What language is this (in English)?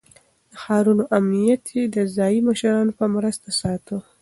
Pashto